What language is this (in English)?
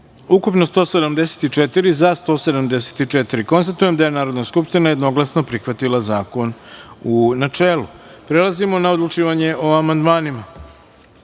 Serbian